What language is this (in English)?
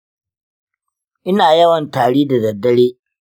Hausa